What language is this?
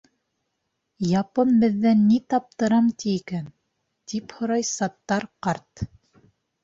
Bashkir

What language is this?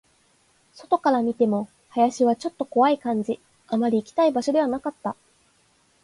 Japanese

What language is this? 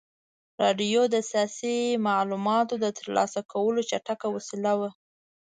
Pashto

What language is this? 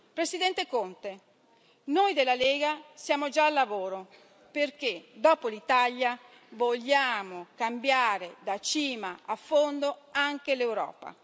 Italian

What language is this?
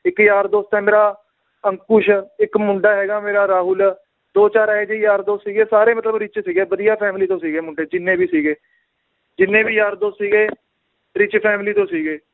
Punjabi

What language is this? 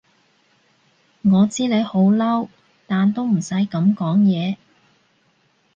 Cantonese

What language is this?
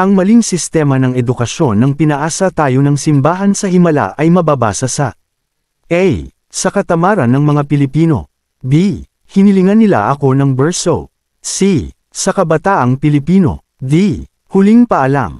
Filipino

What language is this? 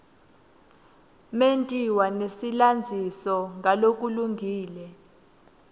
Swati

